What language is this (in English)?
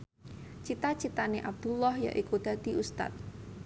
Javanese